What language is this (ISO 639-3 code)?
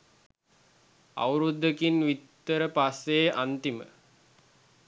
sin